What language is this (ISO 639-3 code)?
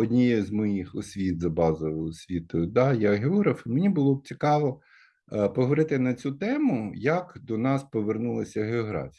ukr